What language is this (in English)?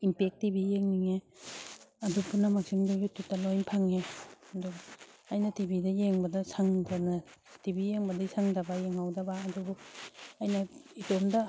Manipuri